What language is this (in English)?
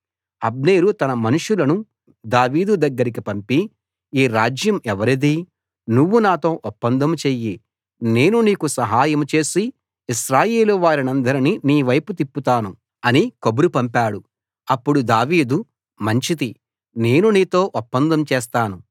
Telugu